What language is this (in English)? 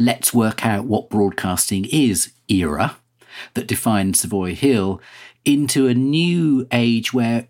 English